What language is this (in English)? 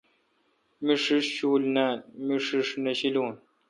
Kalkoti